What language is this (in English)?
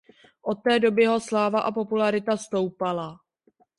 Czech